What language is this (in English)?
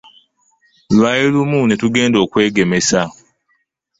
Ganda